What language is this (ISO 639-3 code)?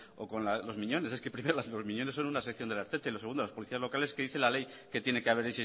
spa